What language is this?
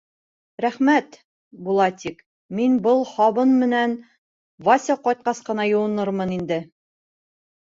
Bashkir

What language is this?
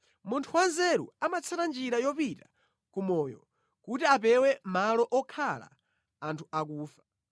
Nyanja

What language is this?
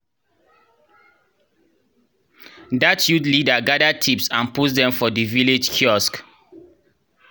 Nigerian Pidgin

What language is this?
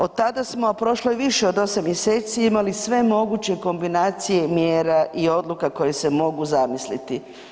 Croatian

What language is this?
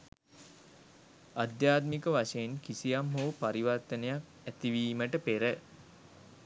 Sinhala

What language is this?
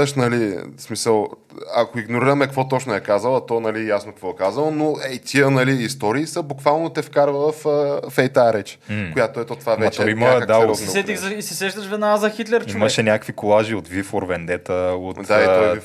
Bulgarian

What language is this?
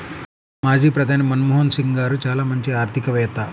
Telugu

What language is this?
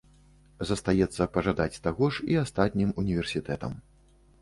Belarusian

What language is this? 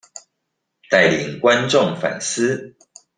Chinese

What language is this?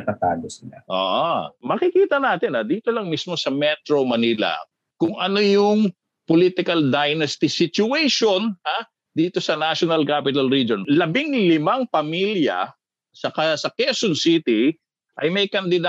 Filipino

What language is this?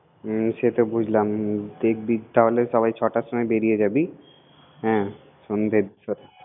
Bangla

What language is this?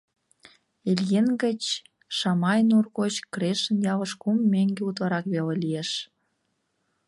Mari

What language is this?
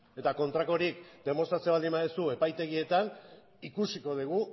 Basque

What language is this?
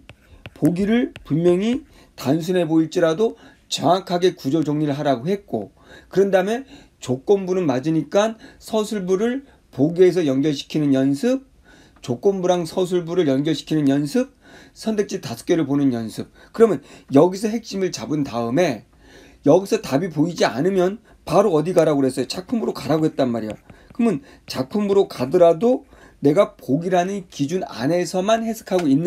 Korean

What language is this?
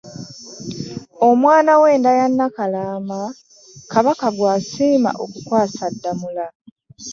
Ganda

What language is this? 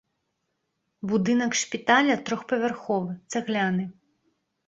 Belarusian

